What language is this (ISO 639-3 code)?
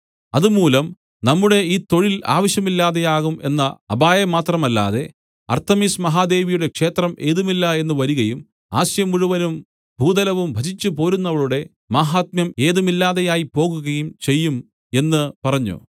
mal